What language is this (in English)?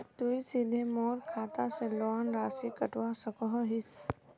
Magahi